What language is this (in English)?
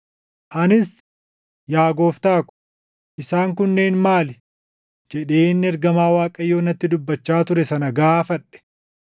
Oromo